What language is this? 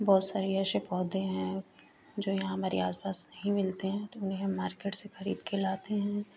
Hindi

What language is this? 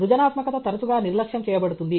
Telugu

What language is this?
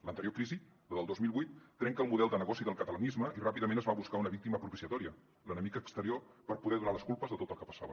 Catalan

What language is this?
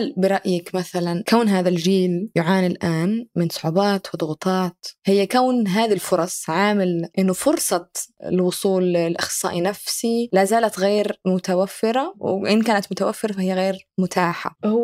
Arabic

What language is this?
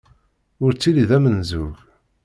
Kabyle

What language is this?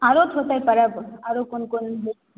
Maithili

